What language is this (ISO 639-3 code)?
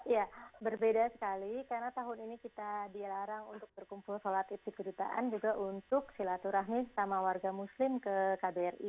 ind